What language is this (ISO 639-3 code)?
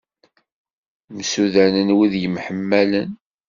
kab